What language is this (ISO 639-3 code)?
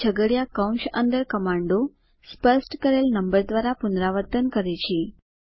guj